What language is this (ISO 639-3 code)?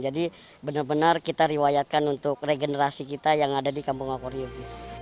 ind